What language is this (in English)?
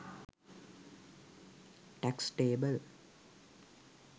Sinhala